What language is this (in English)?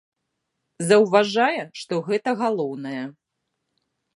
Belarusian